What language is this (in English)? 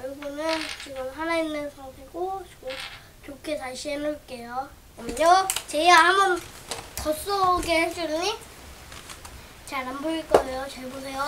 Korean